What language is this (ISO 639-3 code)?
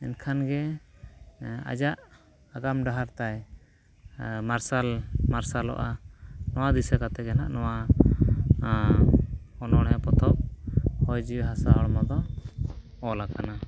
sat